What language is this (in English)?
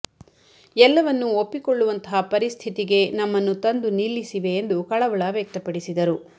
Kannada